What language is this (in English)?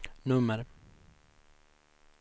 Swedish